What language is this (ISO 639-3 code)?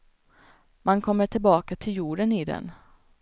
swe